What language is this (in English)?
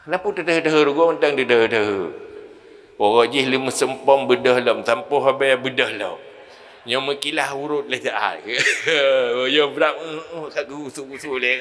Malay